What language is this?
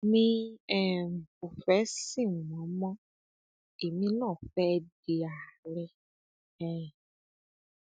Yoruba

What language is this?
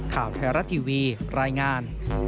Thai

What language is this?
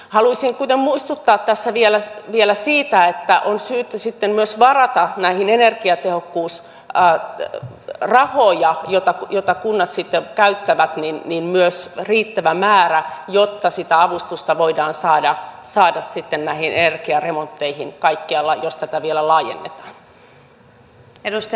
Finnish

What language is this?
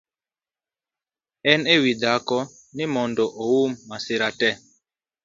Luo (Kenya and Tanzania)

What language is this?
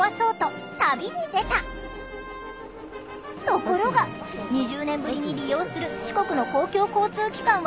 Japanese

